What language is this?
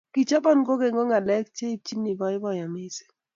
Kalenjin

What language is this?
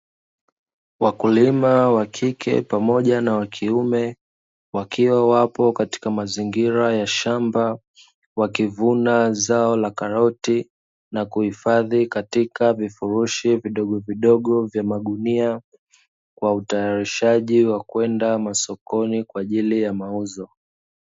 Swahili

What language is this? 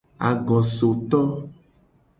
Gen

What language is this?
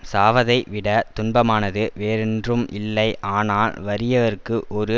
Tamil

